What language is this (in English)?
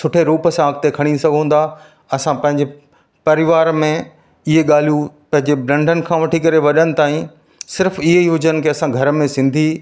Sindhi